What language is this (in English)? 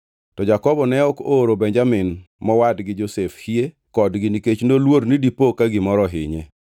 Luo (Kenya and Tanzania)